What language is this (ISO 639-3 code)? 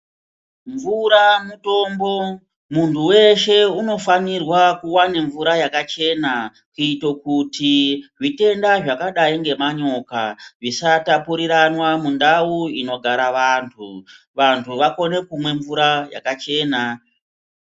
ndc